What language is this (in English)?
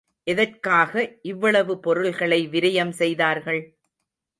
Tamil